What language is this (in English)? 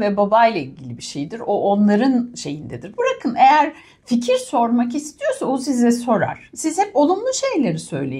Turkish